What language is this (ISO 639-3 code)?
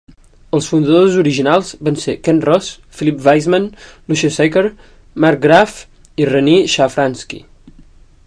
cat